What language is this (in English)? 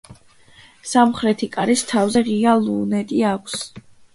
Georgian